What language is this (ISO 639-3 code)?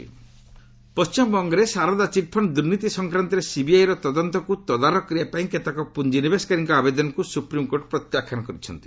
ori